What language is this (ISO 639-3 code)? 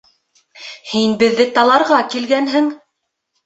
bak